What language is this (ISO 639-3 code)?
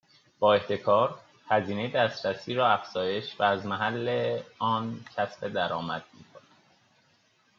fas